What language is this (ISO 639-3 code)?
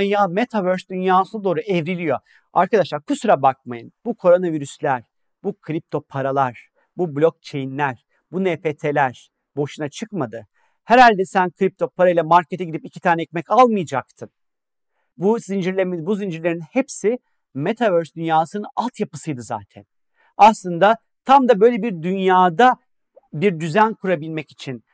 tur